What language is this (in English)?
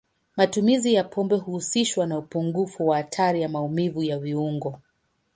Swahili